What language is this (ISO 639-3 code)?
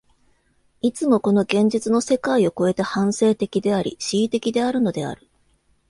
jpn